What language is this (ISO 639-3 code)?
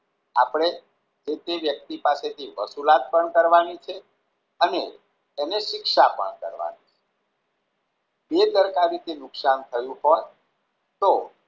guj